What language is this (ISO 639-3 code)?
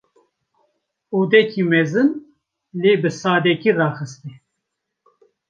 kur